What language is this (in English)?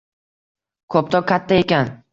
Uzbek